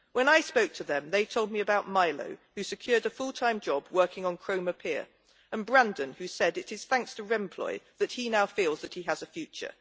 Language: English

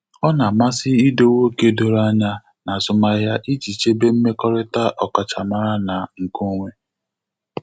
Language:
Igbo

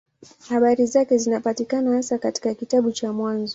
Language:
Swahili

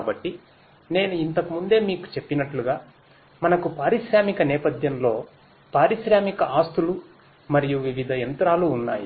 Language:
Telugu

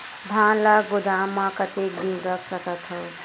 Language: Chhattisgarhi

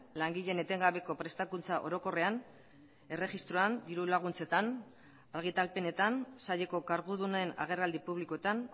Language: Basque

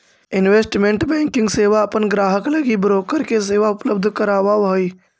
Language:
Magahi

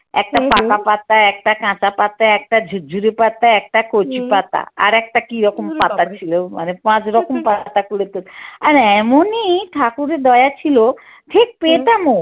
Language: Bangla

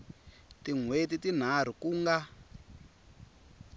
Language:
Tsonga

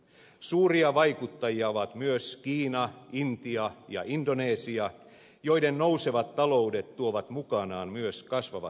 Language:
Finnish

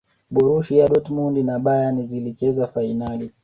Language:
Swahili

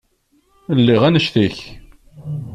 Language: Kabyle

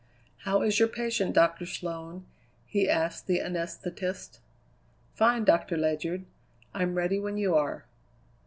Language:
English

